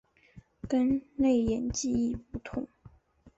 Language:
Chinese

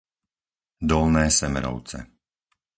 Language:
Slovak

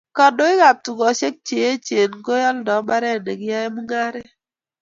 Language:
Kalenjin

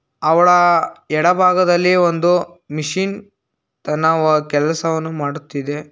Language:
Kannada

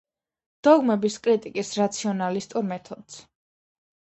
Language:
Georgian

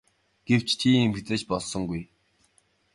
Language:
Mongolian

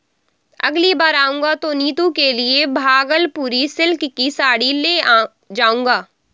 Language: Hindi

